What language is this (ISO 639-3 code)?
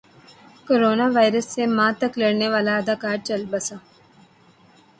urd